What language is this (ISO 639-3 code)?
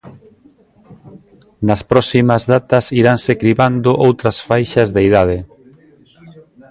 glg